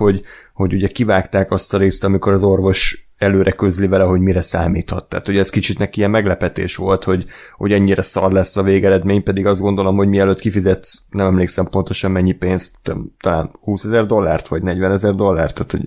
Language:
Hungarian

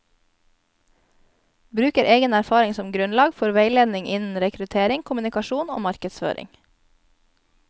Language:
Norwegian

